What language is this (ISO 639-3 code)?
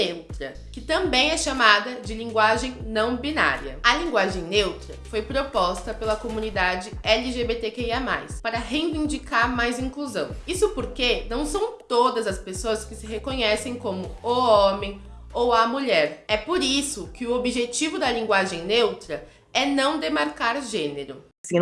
por